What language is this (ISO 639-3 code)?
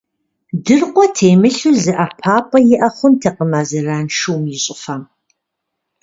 kbd